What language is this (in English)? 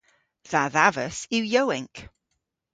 Cornish